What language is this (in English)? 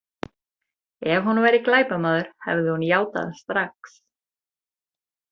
Icelandic